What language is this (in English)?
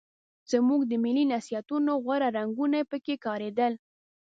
Pashto